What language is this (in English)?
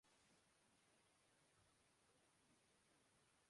Urdu